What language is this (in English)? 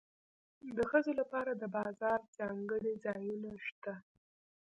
Pashto